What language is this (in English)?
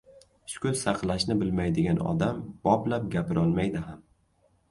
Uzbek